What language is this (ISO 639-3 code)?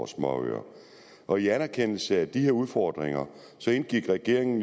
dan